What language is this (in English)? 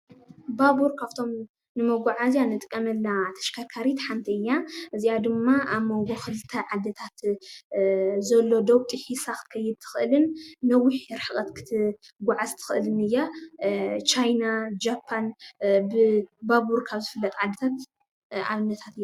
Tigrinya